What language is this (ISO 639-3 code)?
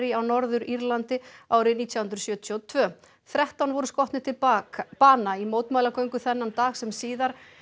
isl